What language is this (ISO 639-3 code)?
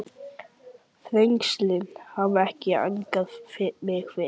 isl